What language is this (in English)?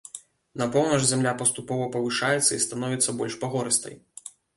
Belarusian